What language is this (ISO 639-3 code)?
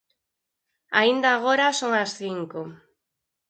glg